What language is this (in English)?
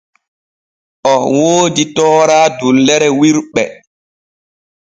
Borgu Fulfulde